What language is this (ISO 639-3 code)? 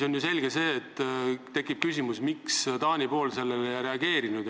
est